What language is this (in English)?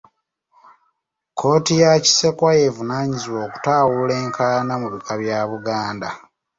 Ganda